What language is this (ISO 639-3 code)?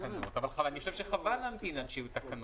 heb